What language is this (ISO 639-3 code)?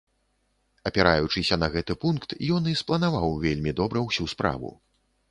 bel